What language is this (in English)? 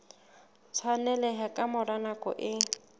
Southern Sotho